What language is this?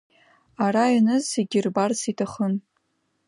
Abkhazian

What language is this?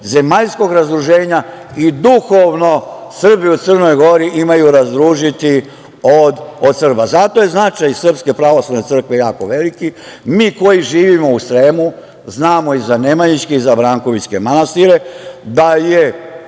Serbian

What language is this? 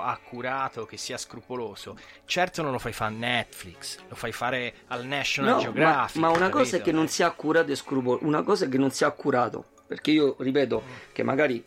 Italian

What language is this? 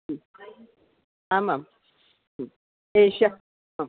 Sanskrit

